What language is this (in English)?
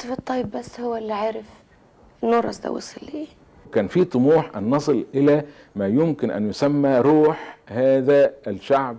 Arabic